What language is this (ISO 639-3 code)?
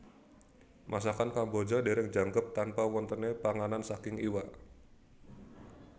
jav